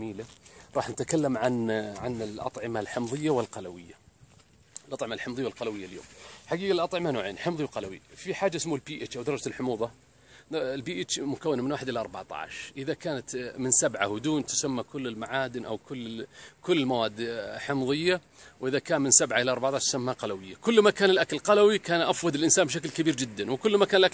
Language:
Arabic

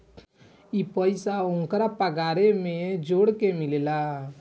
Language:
Bhojpuri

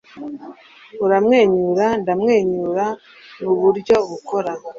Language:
Kinyarwanda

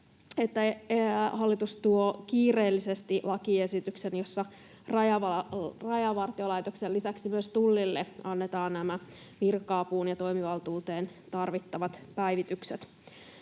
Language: Finnish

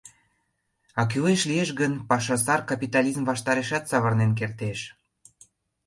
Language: Mari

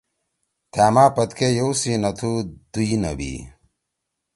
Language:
Torwali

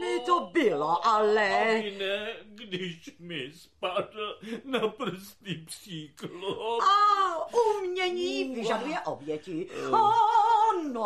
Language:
Czech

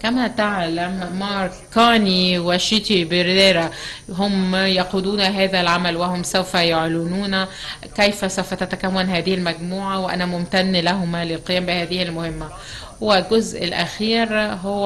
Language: Arabic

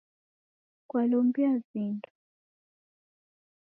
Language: Taita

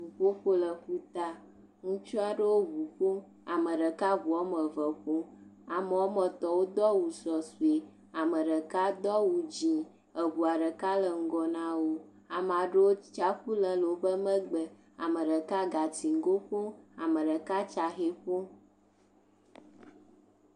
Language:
Ewe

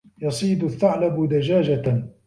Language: Arabic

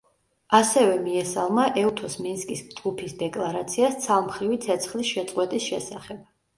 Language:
Georgian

